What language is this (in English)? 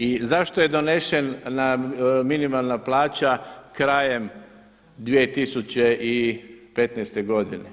Croatian